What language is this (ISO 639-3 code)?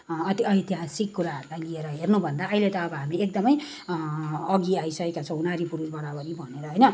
nep